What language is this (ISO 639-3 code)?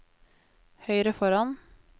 nor